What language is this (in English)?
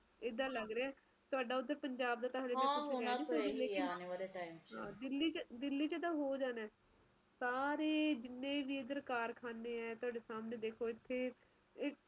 Punjabi